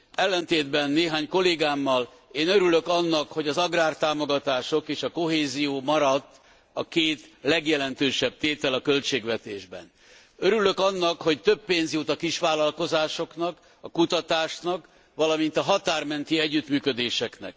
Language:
Hungarian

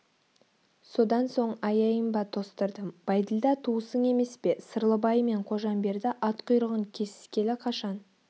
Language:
Kazakh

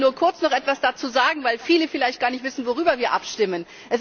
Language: German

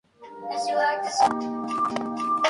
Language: Spanish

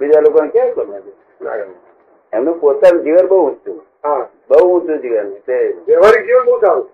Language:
Gujarati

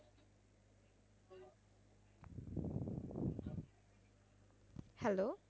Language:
Bangla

